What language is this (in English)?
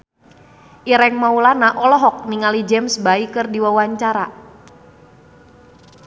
Sundanese